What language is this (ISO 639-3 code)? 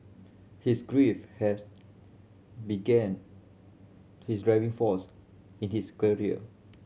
eng